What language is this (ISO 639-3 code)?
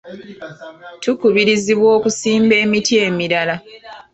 lug